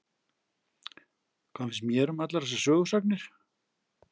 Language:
Icelandic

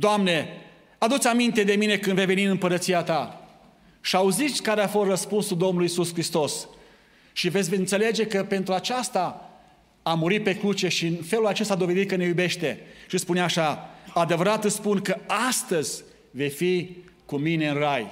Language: Romanian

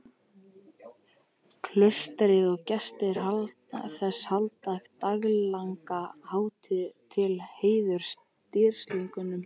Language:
Icelandic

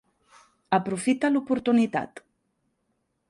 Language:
Catalan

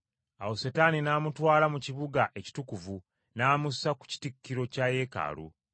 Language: Ganda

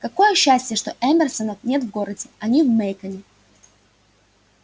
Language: Russian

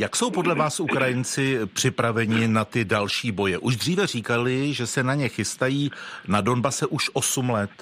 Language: Czech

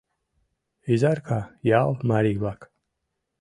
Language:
Mari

